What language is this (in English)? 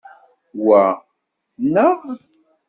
Kabyle